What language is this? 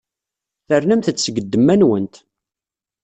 Kabyle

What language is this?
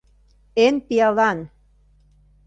Mari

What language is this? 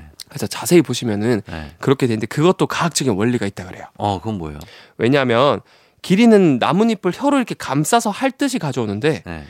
Korean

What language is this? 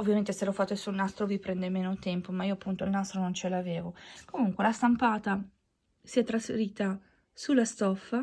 Italian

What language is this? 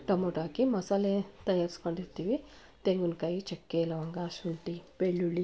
Kannada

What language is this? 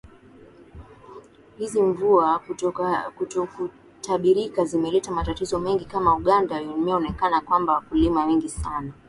Swahili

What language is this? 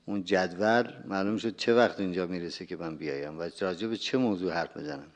Persian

